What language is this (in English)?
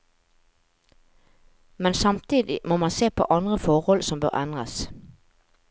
Norwegian